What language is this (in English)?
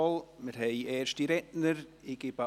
Swiss German